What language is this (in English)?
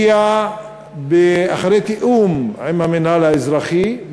Hebrew